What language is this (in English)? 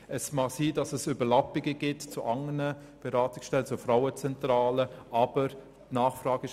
Swiss German